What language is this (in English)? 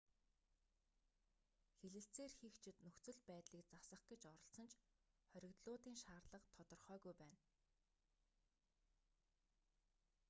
Mongolian